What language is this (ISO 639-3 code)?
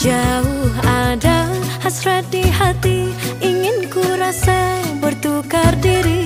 ind